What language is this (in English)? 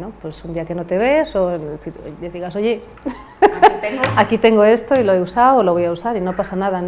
Spanish